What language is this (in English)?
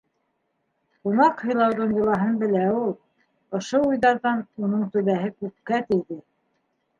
Bashkir